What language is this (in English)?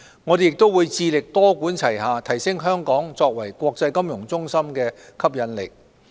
Cantonese